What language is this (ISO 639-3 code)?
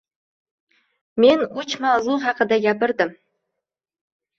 uzb